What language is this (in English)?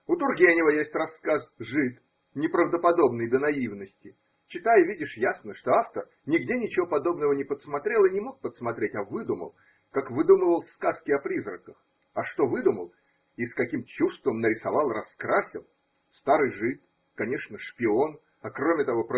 Russian